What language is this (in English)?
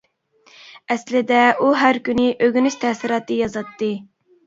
Uyghur